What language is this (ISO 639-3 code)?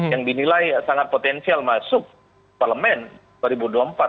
ind